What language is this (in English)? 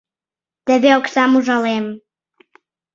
Mari